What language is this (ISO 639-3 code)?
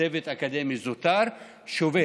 heb